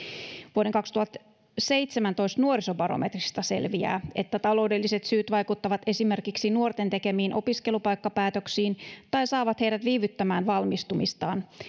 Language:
Finnish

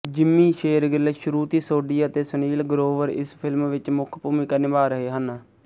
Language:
Punjabi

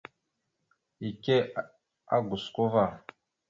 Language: Mada (Cameroon)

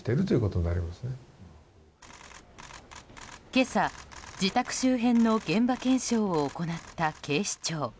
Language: Japanese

